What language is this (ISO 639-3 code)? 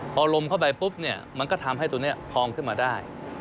tha